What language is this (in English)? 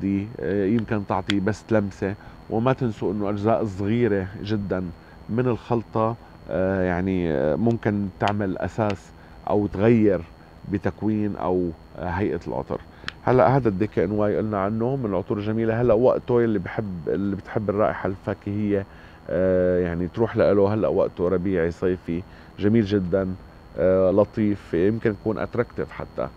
Arabic